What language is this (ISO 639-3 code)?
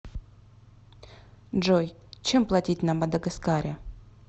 rus